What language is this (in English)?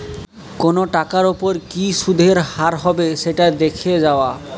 Bangla